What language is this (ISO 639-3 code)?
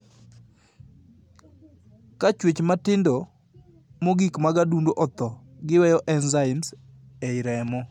luo